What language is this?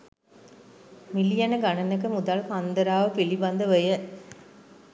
Sinhala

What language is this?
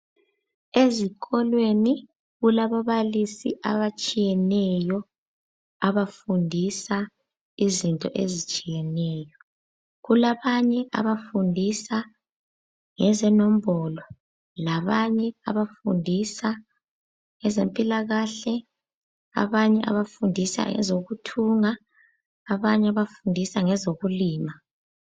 North Ndebele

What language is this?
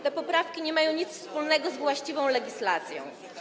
Polish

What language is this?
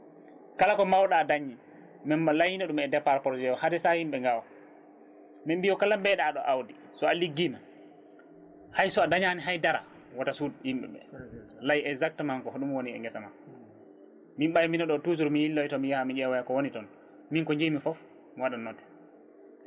Fula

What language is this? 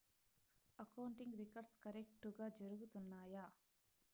Telugu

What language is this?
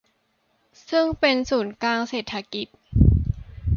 Thai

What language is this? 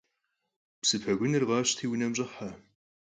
Kabardian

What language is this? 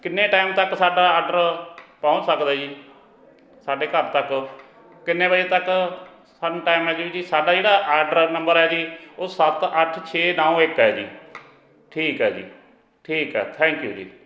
Punjabi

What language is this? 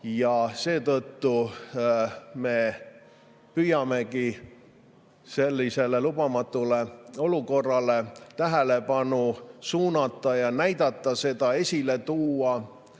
Estonian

